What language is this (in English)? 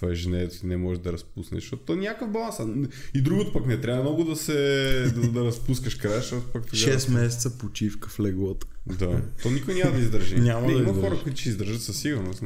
Bulgarian